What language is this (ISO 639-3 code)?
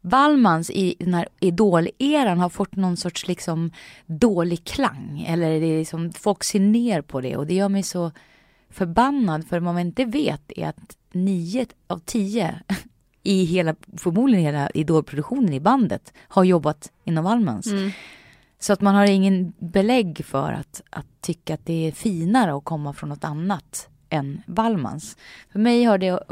swe